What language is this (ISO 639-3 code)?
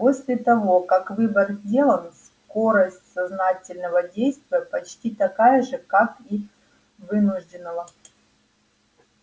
rus